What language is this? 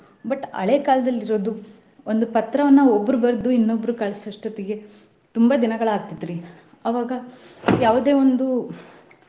Kannada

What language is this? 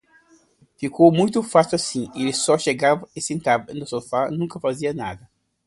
Portuguese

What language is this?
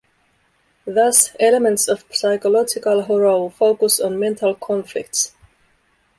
English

